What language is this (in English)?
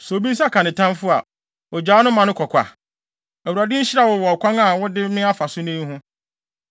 Akan